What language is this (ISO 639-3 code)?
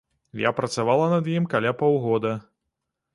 bel